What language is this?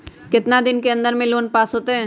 Magahi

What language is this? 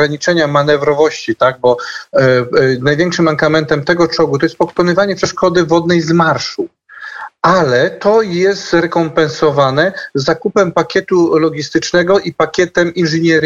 Polish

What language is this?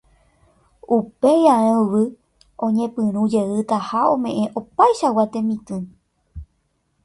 Guarani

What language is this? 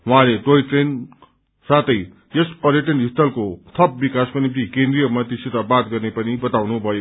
Nepali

